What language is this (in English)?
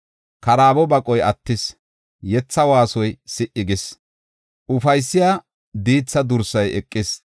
Gofa